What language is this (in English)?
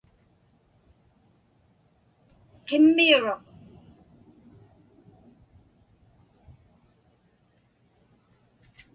Inupiaq